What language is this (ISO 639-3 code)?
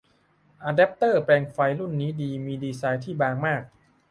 tha